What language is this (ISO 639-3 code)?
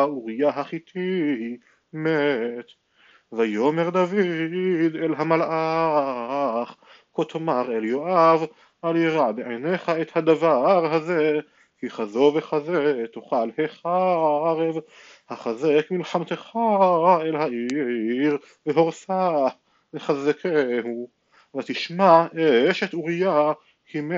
heb